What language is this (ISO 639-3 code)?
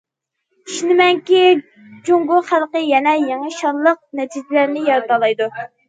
uig